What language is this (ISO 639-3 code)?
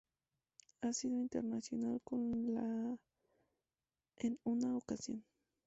spa